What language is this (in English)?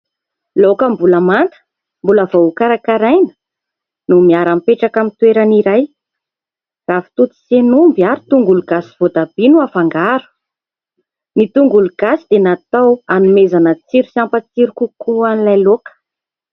Malagasy